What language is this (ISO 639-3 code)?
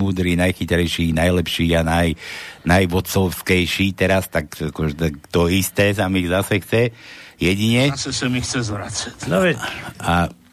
slk